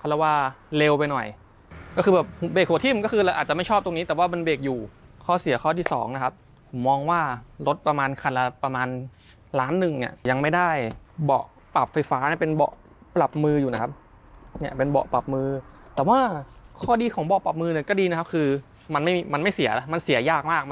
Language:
Thai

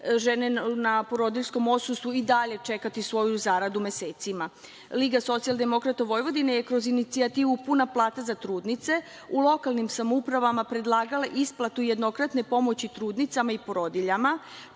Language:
Serbian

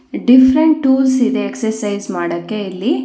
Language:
Kannada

